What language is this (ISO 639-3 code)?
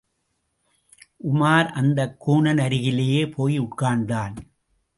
tam